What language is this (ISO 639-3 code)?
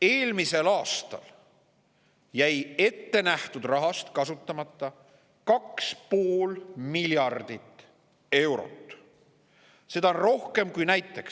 est